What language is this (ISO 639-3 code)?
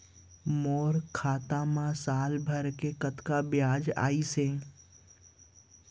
hne